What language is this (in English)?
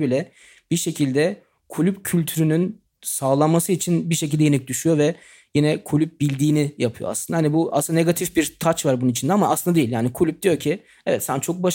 Turkish